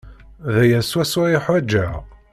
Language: Kabyle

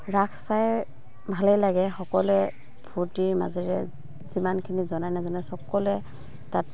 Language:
Assamese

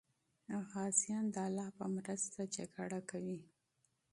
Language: Pashto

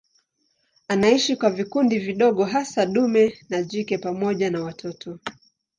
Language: Swahili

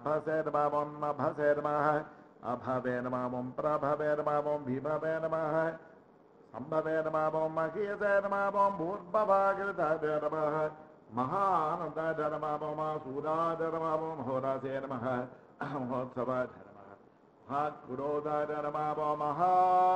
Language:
Arabic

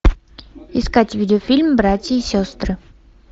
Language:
Russian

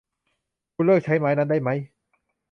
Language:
Thai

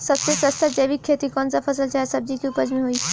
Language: Bhojpuri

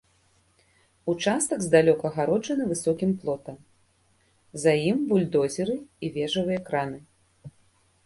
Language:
Belarusian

